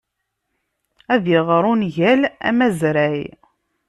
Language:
Kabyle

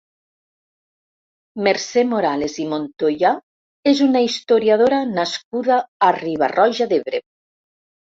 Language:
Catalan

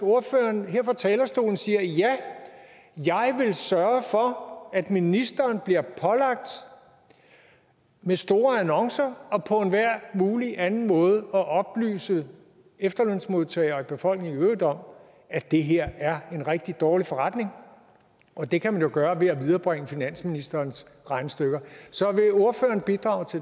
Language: Danish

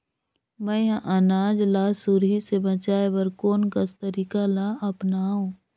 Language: Chhattisgarhi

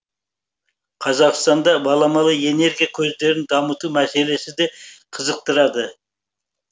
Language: Kazakh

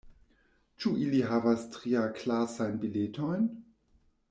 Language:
Esperanto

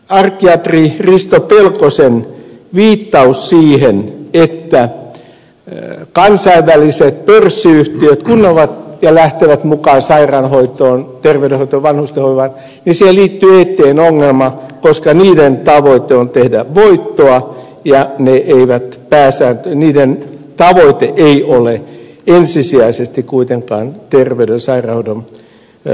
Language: Finnish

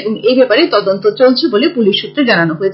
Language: Bangla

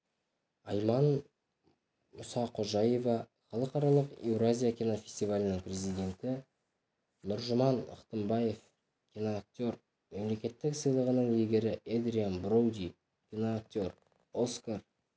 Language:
Kazakh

